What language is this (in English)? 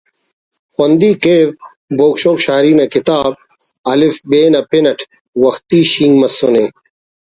Brahui